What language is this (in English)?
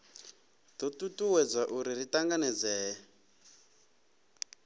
Venda